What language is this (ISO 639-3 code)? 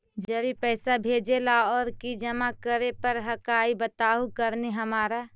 mag